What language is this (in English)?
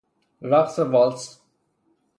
Persian